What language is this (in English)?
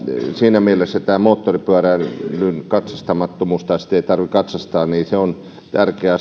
Finnish